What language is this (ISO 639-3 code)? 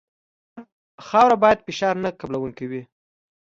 pus